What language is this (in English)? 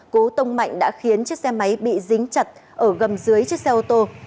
Vietnamese